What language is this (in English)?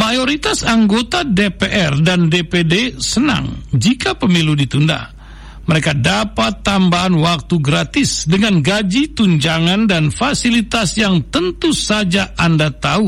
Indonesian